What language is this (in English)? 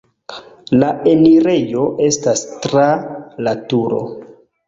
Esperanto